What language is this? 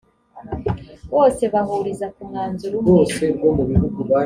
Kinyarwanda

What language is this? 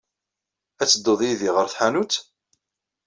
Kabyle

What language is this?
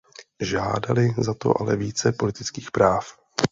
Czech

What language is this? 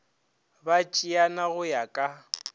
Northern Sotho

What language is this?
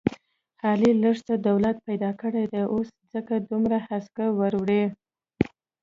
Pashto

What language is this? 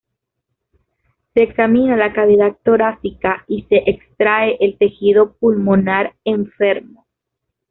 Spanish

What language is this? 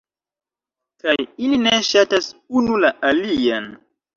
Esperanto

